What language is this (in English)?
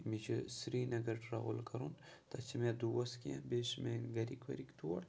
Kashmiri